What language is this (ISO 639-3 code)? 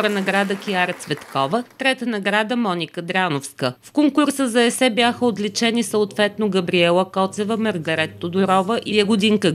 bul